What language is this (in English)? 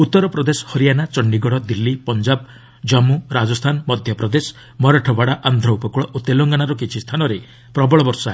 Odia